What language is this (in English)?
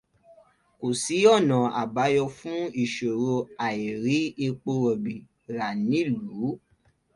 Yoruba